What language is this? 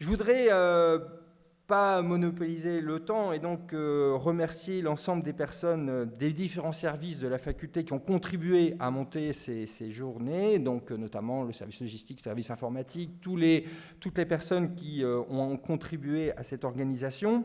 French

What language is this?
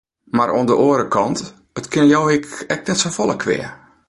Western Frisian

